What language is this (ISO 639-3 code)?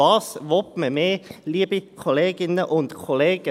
gsw